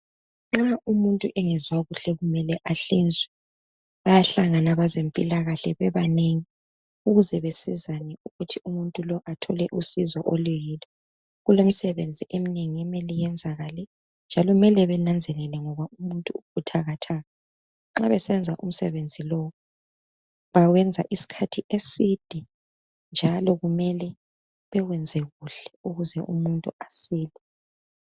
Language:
North Ndebele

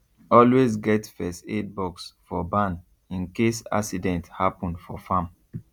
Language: Nigerian Pidgin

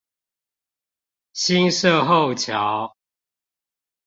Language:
Chinese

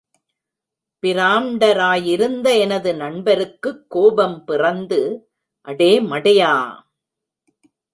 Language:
Tamil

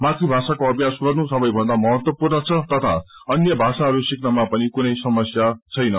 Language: Nepali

